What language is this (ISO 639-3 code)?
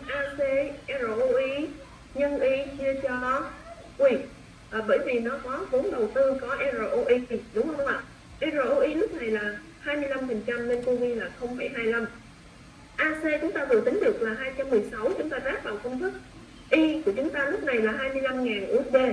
vie